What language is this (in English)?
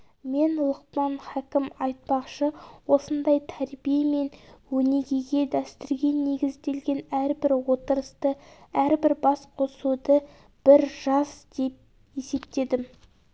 Kazakh